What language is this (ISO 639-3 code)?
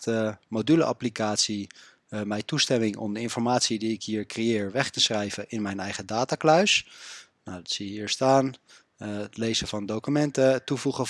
nld